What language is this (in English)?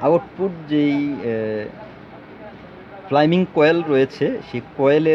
Bangla